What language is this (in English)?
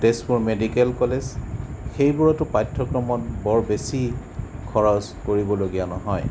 Assamese